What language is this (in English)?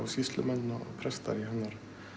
Icelandic